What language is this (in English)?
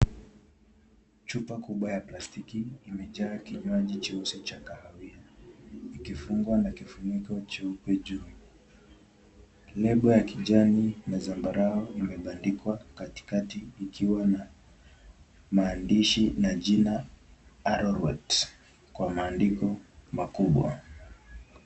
Swahili